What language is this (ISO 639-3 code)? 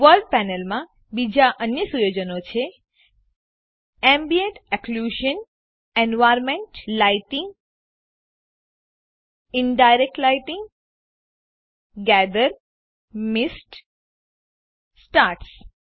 guj